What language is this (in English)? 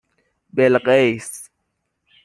Persian